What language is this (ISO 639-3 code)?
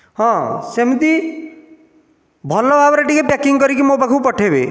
ori